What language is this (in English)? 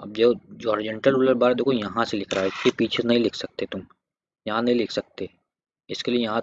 Hindi